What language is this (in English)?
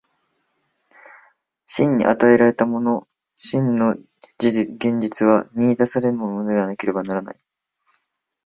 Japanese